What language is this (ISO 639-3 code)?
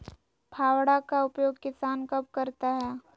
mag